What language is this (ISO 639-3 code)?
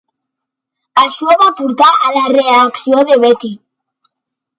cat